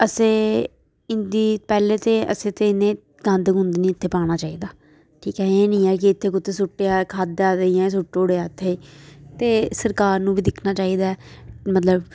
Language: Dogri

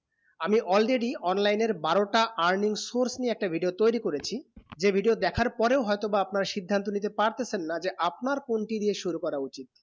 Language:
Bangla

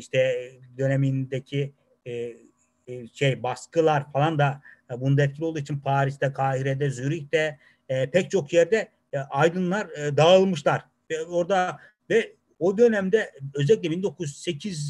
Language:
Turkish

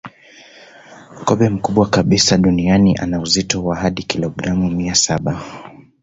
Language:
Swahili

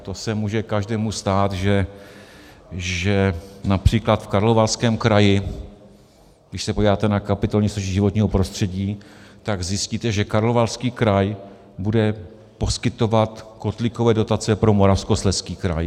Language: Czech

